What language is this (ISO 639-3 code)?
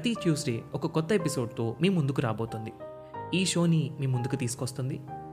tel